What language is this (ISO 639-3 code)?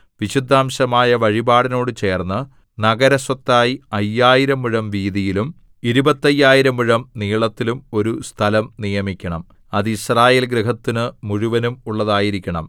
mal